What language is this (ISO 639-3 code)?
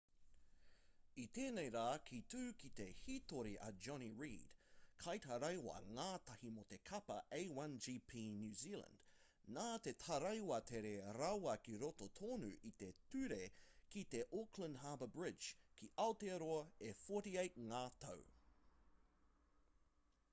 mri